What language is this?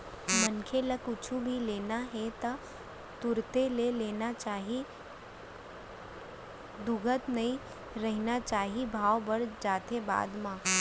Chhattisgarhi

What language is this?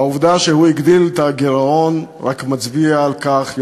Hebrew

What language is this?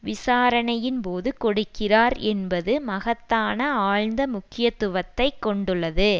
Tamil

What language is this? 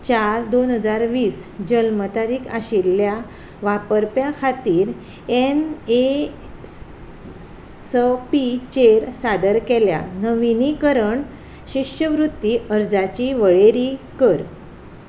Konkani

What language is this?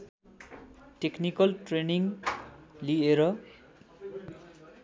Nepali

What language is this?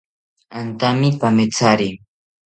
South Ucayali Ashéninka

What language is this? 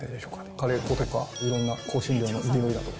Japanese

